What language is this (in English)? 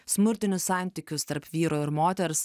Lithuanian